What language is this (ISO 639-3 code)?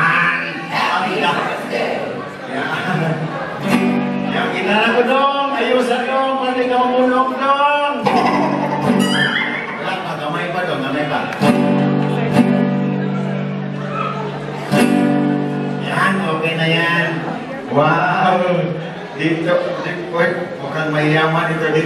eng